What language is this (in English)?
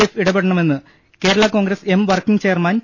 Malayalam